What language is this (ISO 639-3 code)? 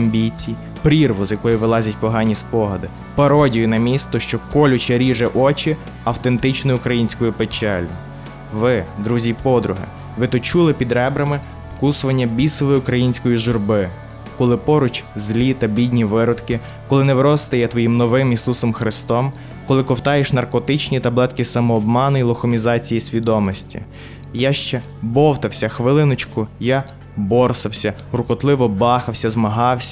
ukr